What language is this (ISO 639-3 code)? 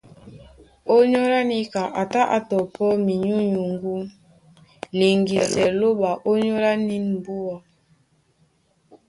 dua